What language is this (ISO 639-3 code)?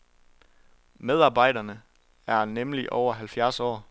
dan